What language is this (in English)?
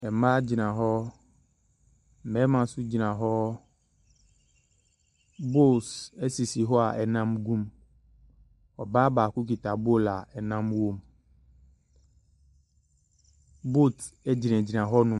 Akan